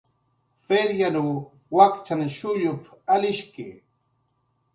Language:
Jaqaru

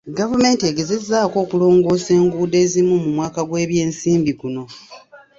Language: Ganda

